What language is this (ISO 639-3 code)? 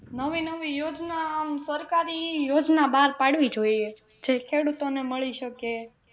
guj